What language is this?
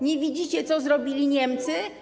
Polish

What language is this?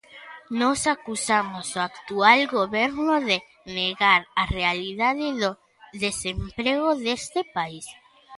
Galician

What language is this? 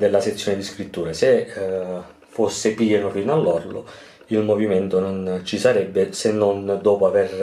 Italian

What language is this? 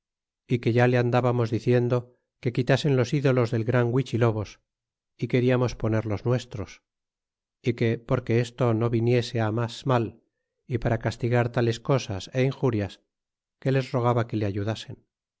Spanish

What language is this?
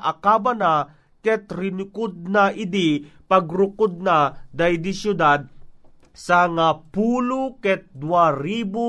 Filipino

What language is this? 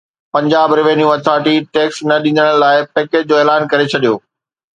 Sindhi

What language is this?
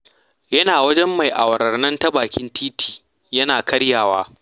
Hausa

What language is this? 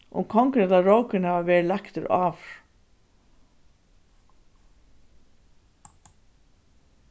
Faroese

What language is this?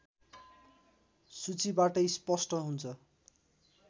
Nepali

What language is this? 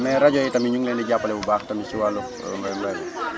Wolof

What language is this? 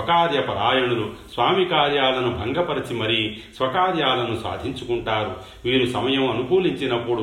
Telugu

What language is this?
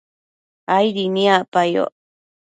Matsés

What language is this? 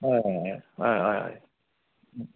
Konkani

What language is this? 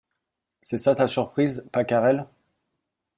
French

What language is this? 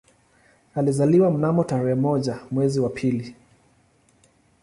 Swahili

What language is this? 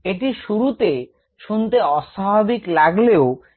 Bangla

